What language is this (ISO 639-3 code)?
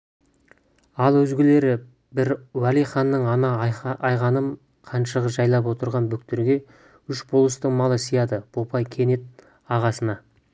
kaz